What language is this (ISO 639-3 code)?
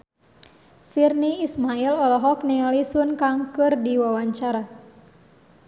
sun